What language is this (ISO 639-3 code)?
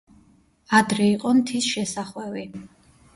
kat